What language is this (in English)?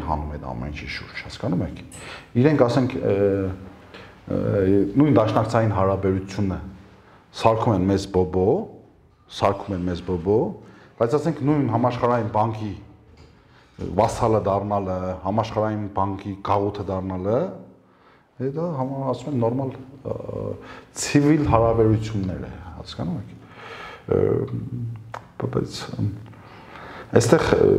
Turkish